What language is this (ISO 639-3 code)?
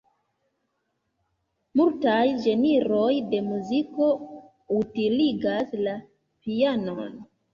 epo